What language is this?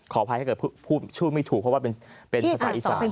Thai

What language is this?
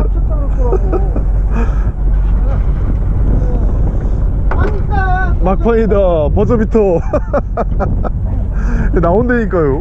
Korean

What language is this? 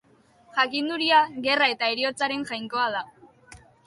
Basque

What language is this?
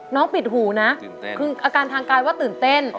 Thai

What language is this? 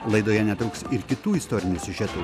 Lithuanian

